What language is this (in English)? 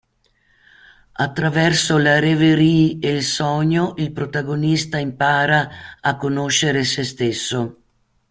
Italian